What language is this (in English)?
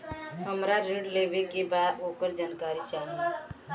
Bhojpuri